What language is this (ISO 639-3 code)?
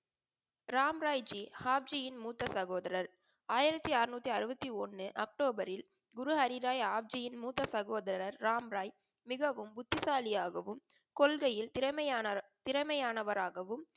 tam